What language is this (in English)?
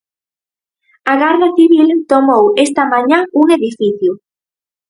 Galician